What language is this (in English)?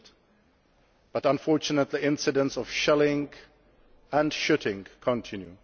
English